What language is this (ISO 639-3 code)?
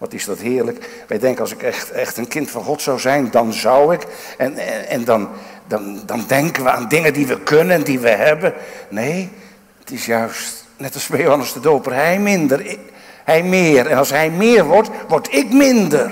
nld